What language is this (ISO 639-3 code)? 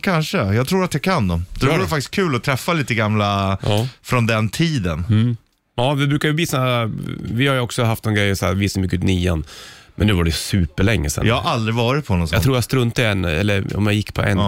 swe